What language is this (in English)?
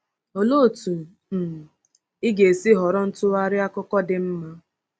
Igbo